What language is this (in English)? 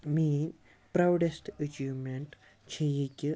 Kashmiri